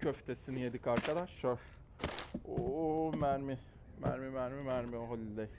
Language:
Turkish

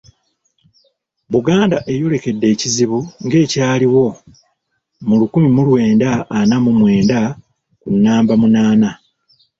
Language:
Ganda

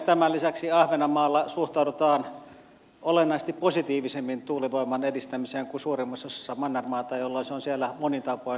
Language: Finnish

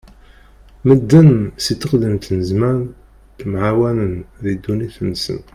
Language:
Kabyle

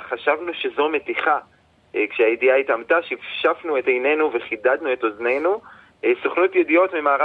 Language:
Hebrew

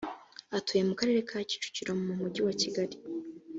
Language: Kinyarwanda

